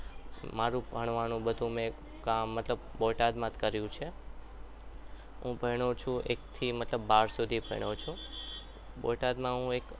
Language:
Gujarati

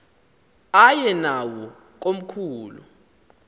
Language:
Xhosa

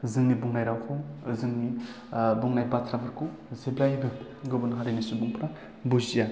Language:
Bodo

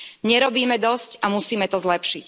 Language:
Slovak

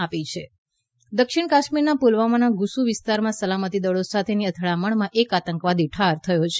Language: Gujarati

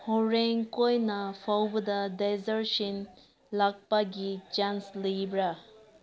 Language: Manipuri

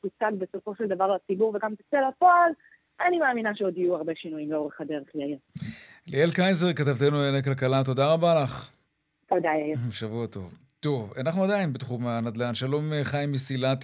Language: Hebrew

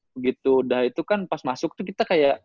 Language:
Indonesian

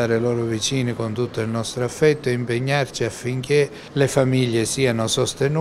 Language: Italian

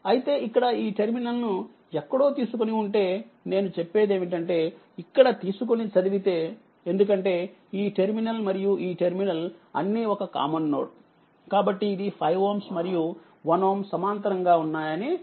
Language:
Telugu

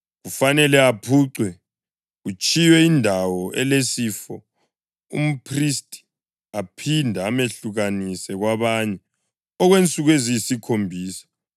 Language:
North Ndebele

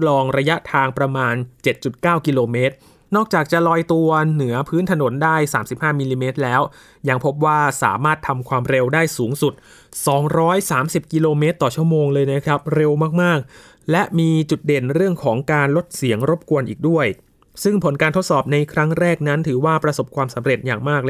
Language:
Thai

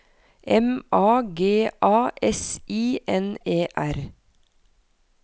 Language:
Norwegian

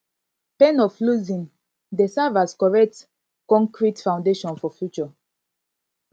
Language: Nigerian Pidgin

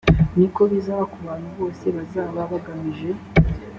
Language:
Kinyarwanda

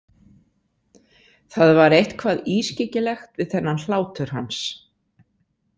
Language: Icelandic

